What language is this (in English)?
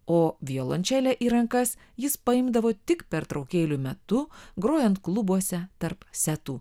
Lithuanian